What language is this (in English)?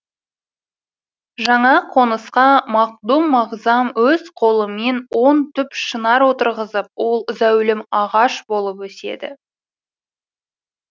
Kazakh